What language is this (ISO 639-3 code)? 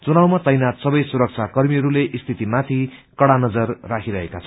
nep